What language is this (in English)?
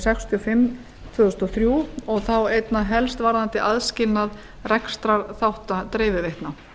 Icelandic